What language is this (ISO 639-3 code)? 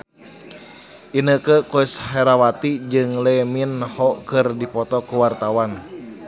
sun